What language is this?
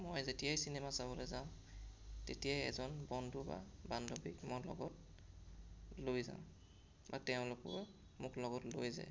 Assamese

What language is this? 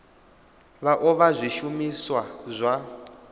Venda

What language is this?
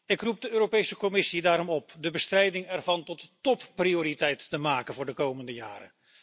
Dutch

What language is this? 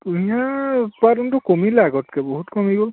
Assamese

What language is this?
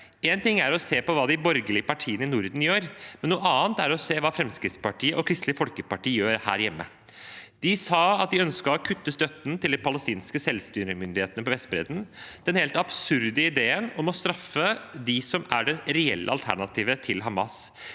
Norwegian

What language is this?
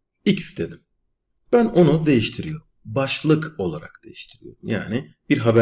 Turkish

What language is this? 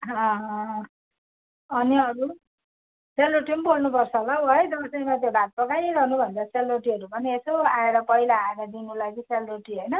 Nepali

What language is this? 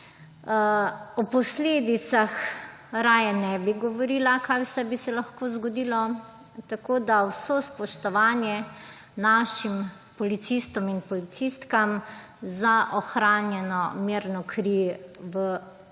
Slovenian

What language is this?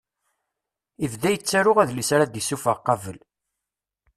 Kabyle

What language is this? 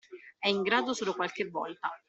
Italian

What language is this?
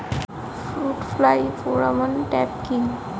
Bangla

